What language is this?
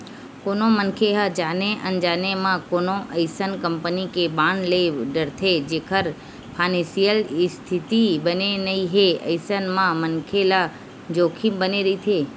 Chhattisgarhi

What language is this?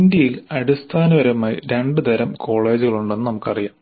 Malayalam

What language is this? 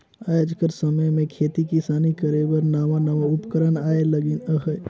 Chhattisgarhi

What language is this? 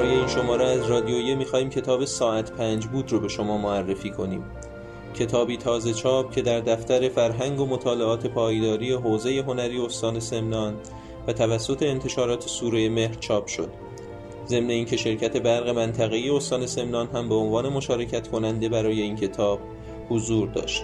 Persian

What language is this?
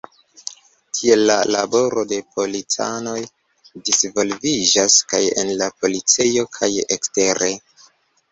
Esperanto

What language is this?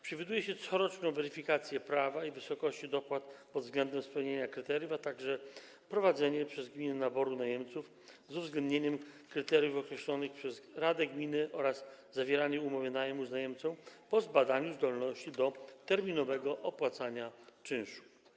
Polish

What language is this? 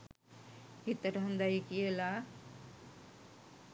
Sinhala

